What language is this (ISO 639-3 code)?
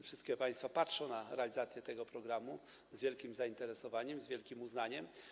pol